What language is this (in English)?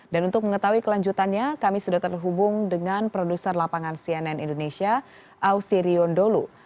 Indonesian